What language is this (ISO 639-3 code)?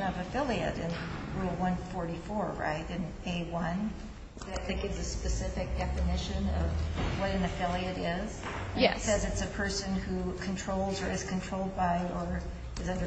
eng